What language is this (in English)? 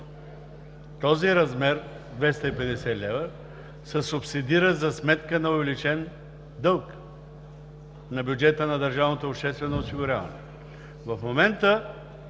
Bulgarian